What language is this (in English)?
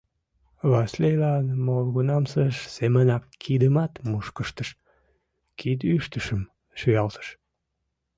Mari